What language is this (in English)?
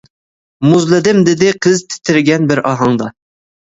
Uyghur